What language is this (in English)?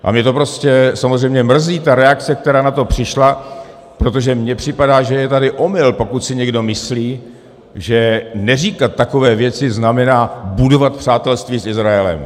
Czech